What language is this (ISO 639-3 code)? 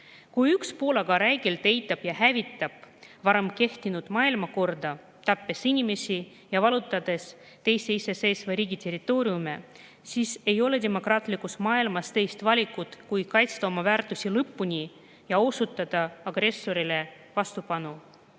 est